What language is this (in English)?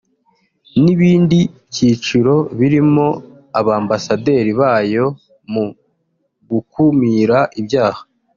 Kinyarwanda